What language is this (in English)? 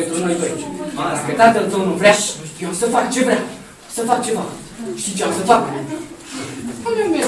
Romanian